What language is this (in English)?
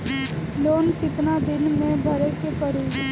Bhojpuri